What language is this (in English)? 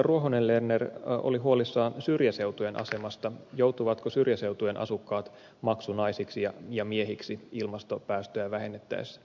Finnish